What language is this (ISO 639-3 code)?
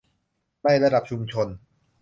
tha